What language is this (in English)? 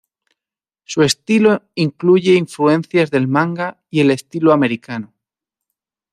Spanish